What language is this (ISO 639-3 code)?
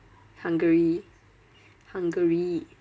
eng